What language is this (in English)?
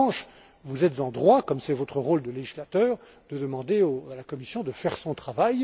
French